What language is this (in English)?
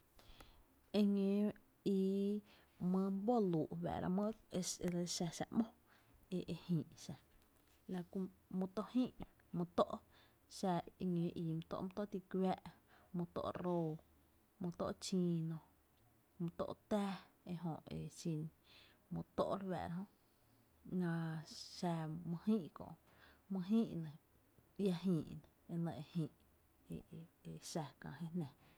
Tepinapa Chinantec